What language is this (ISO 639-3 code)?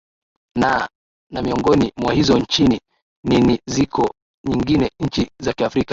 swa